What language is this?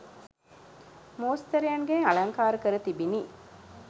Sinhala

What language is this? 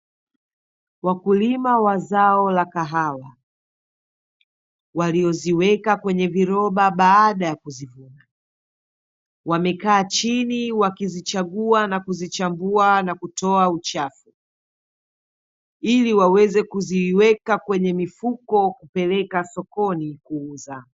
Swahili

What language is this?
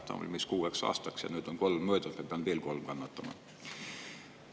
Estonian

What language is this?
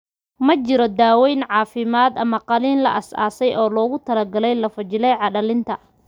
Somali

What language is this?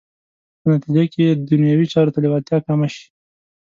Pashto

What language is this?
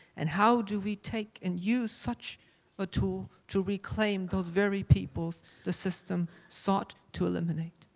English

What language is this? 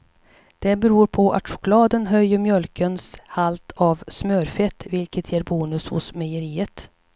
Swedish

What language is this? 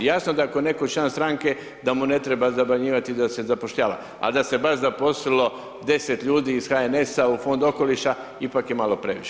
Croatian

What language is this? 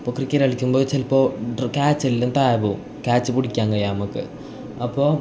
Malayalam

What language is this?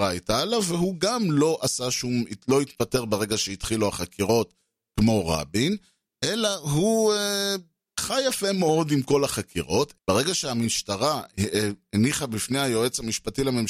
Hebrew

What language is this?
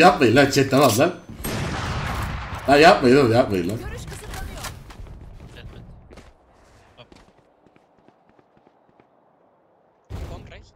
Turkish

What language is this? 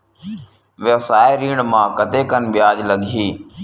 Chhattisgarhi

